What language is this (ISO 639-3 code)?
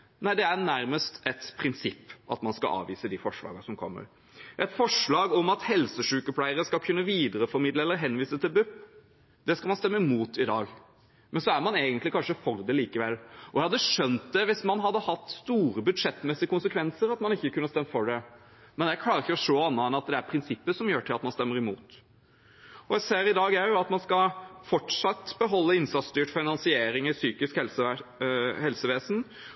nob